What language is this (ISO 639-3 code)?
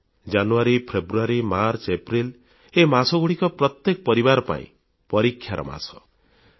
ori